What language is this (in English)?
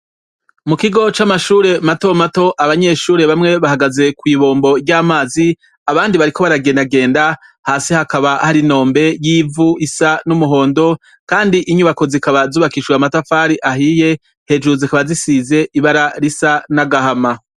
Rundi